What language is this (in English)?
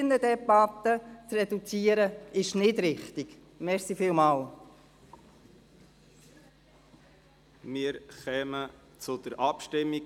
Swiss German